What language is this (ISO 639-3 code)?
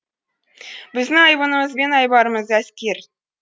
kaz